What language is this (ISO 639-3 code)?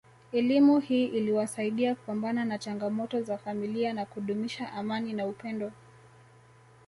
swa